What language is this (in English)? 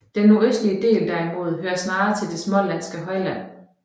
Danish